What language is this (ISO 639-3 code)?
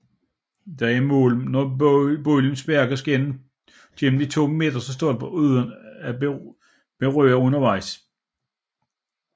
dan